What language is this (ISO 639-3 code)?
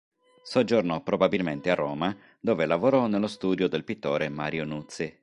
ita